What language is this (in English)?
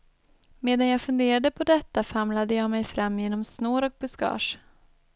Swedish